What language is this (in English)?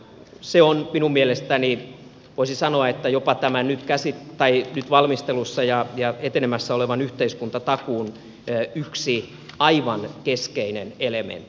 Finnish